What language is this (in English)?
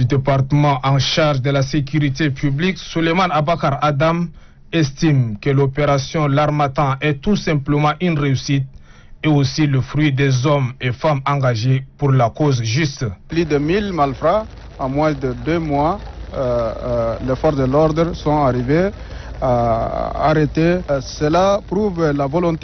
French